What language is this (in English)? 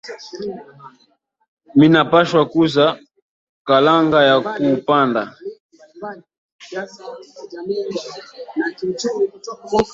Swahili